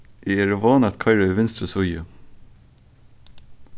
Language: Faroese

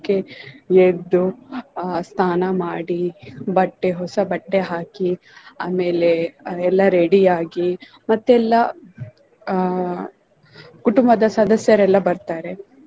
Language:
Kannada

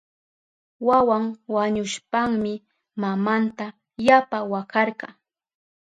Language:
Southern Pastaza Quechua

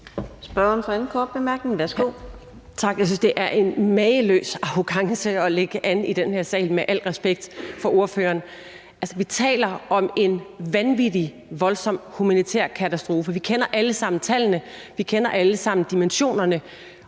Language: Danish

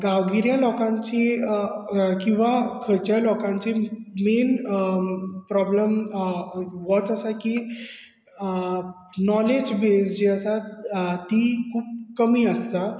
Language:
Konkani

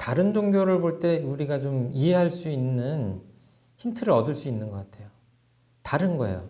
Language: Korean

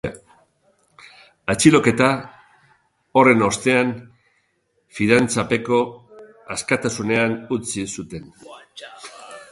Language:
Basque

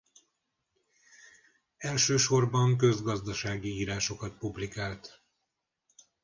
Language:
Hungarian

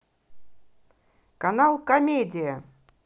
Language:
Russian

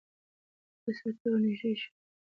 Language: Pashto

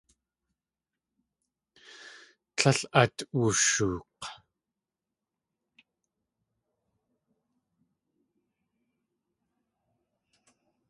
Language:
Tlingit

